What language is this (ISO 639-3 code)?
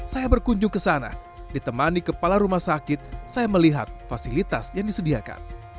ind